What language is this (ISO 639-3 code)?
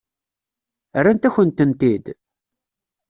kab